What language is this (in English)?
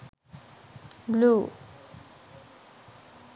Sinhala